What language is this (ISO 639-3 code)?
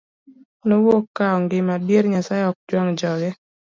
luo